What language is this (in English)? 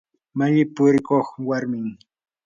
Yanahuanca Pasco Quechua